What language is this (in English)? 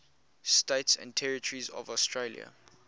English